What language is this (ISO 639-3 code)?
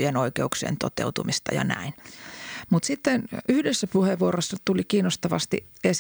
fin